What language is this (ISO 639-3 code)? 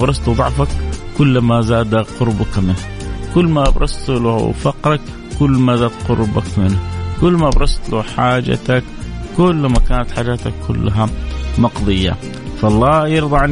ara